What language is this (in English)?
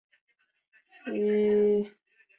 Chinese